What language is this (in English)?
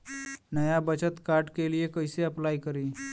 Bhojpuri